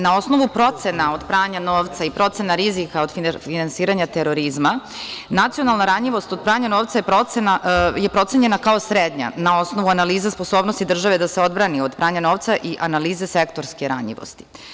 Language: Serbian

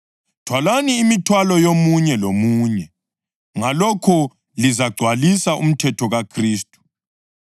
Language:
North Ndebele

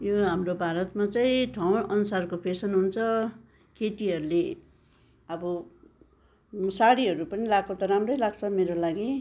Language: Nepali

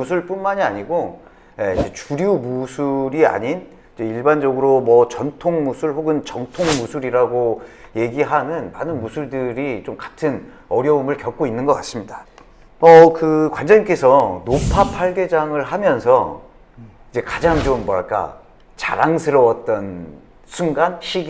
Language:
Korean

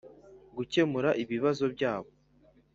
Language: Kinyarwanda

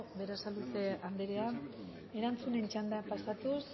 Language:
Basque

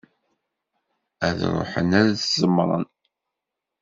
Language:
Kabyle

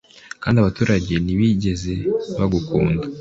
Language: Kinyarwanda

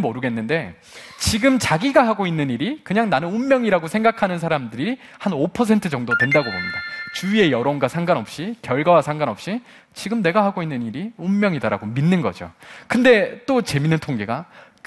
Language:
Korean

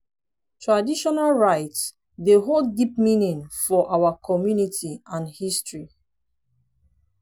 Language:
Nigerian Pidgin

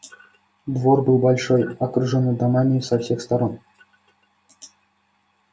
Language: Russian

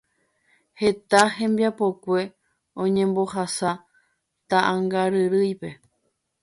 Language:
Guarani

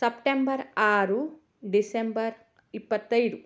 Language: Kannada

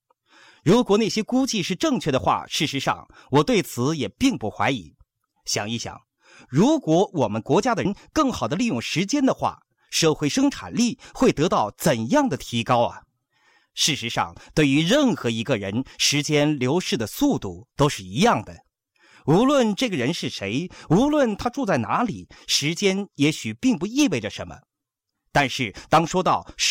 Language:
Chinese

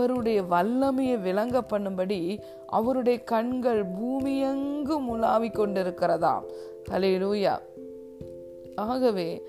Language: Tamil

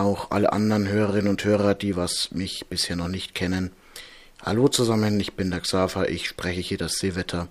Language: German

